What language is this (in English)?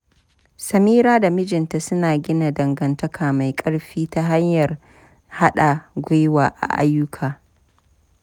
Hausa